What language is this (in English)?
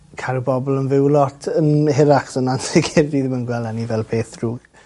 Welsh